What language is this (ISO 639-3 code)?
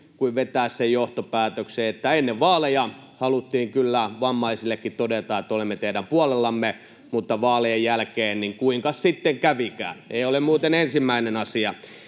fin